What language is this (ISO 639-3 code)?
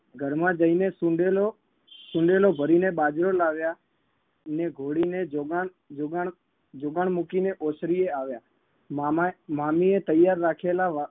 guj